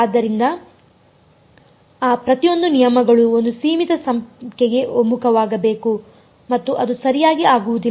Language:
Kannada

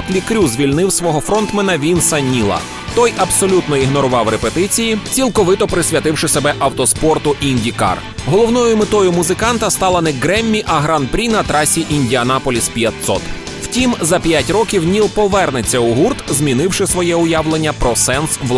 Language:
Ukrainian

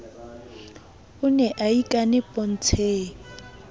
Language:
Southern Sotho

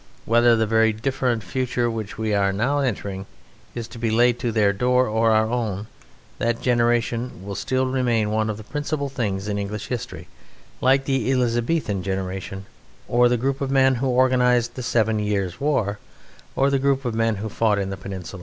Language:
English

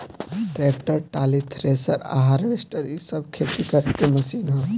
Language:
Bhojpuri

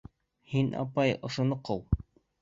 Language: Bashkir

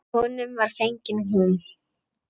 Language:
Icelandic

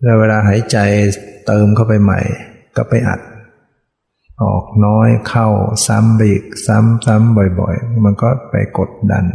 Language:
Thai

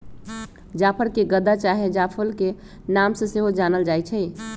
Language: Magahi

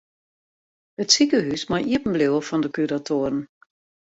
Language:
Western Frisian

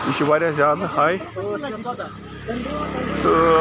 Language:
Kashmiri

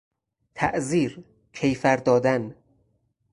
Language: Persian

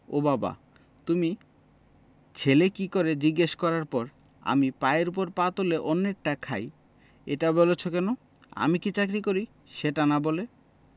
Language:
Bangla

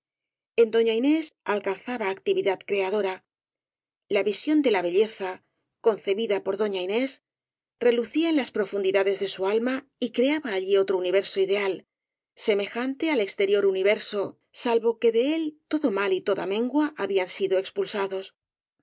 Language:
Spanish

